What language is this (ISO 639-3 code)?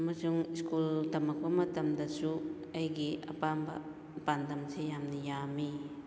mni